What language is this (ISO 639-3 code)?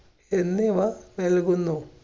mal